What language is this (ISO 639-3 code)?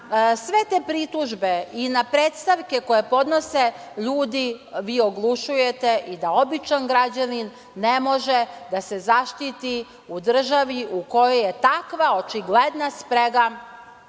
srp